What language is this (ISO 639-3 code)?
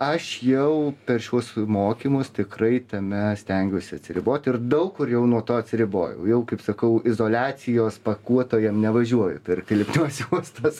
lit